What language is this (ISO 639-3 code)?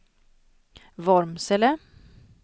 swe